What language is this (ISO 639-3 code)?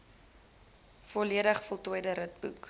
afr